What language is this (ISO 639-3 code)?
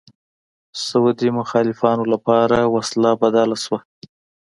pus